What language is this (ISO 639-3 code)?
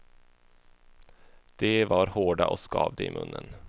swe